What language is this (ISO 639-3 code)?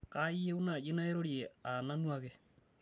mas